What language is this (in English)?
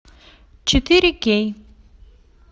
Russian